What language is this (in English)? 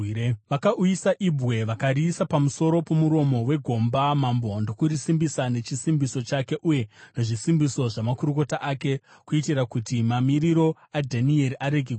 Shona